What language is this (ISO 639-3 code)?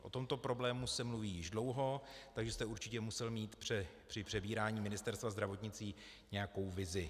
ces